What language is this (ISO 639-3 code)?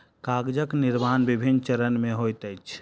mai